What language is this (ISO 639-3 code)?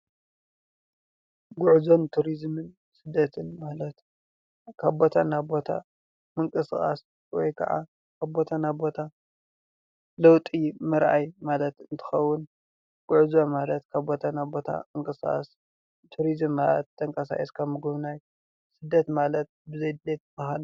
tir